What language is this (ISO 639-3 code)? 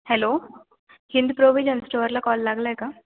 mar